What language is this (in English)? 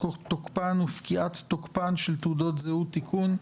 Hebrew